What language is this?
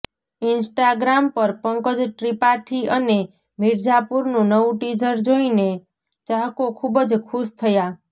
Gujarati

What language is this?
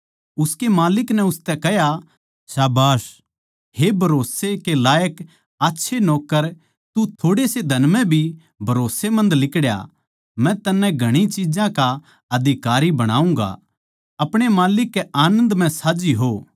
Haryanvi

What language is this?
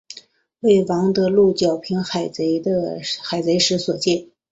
Chinese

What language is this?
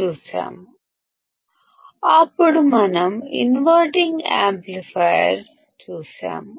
Telugu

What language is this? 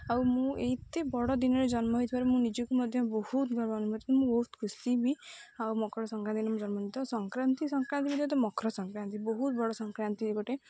Odia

